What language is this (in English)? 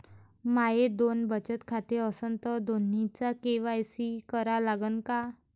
Marathi